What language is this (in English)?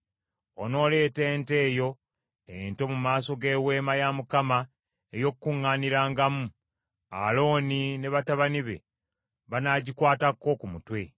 Ganda